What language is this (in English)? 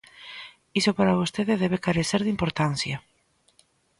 Galician